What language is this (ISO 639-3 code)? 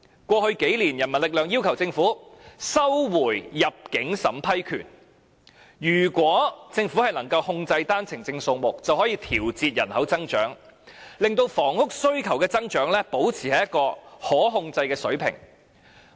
yue